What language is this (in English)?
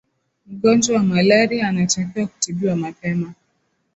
Swahili